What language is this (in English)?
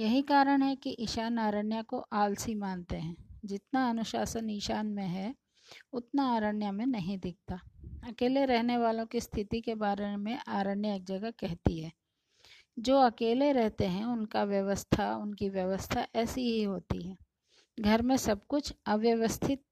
Hindi